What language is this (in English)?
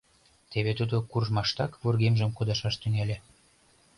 Mari